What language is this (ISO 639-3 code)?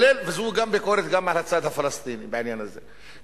heb